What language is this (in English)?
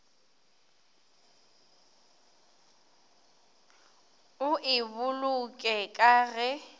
Northern Sotho